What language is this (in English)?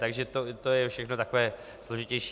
Czech